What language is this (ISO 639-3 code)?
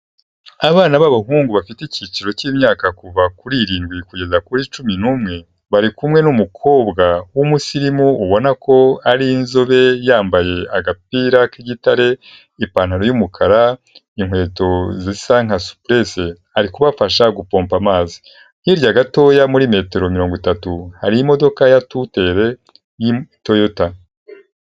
kin